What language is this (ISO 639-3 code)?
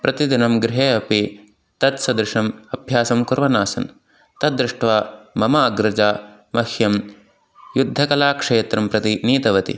san